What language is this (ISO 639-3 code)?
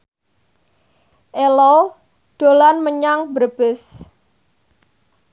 jav